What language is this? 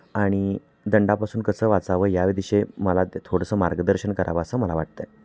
Marathi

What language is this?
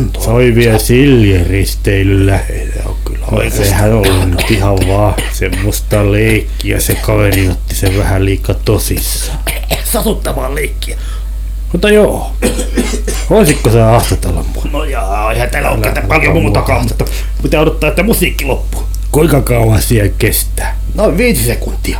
Finnish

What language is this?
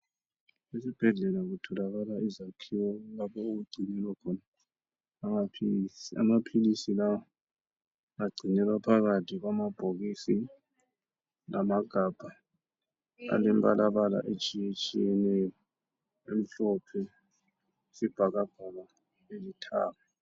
North Ndebele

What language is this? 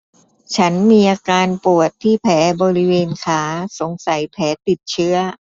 Thai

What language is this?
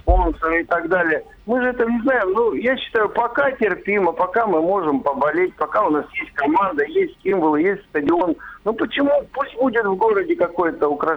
Russian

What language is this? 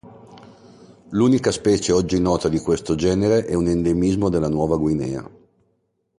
Italian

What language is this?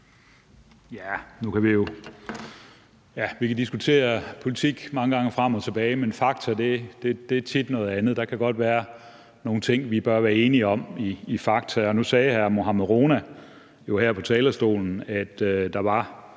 Danish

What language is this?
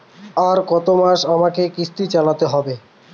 Bangla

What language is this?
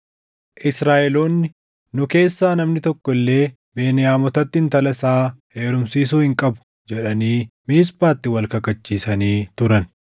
Oromo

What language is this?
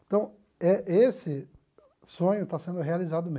Portuguese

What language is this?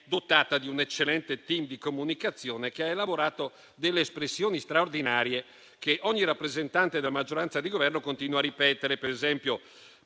Italian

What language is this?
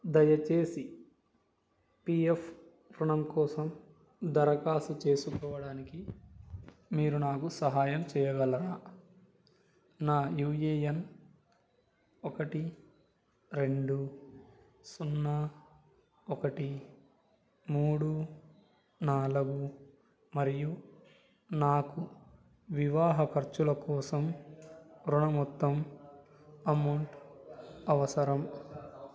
Telugu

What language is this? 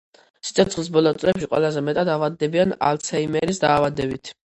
Georgian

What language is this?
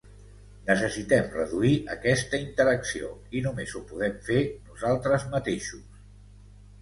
Catalan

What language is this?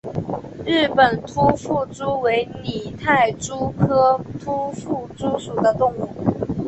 Chinese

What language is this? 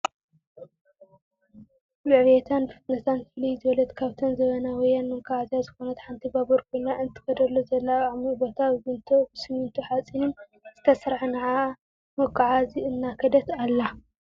Tigrinya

